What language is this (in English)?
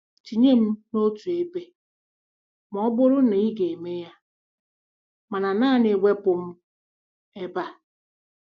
Igbo